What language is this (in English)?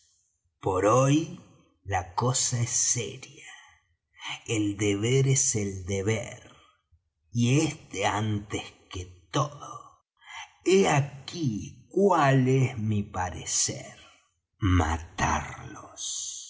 Spanish